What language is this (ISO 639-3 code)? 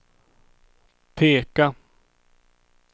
swe